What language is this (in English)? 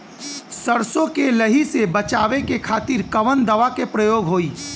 Bhojpuri